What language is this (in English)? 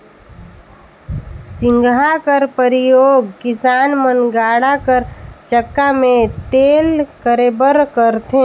Chhattisgarhi